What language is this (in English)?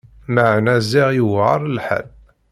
Kabyle